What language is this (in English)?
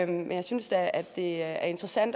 Danish